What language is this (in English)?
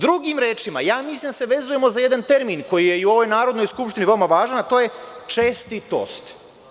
Serbian